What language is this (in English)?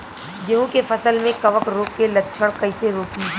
Bhojpuri